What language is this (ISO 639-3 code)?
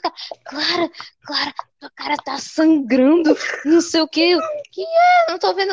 por